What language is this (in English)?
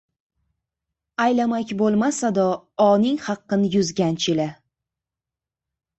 Uzbek